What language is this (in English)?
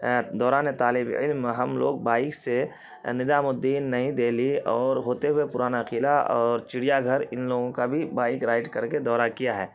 Urdu